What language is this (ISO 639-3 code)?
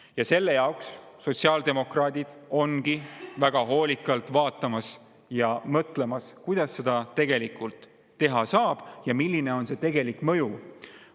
est